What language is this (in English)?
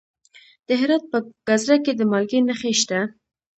Pashto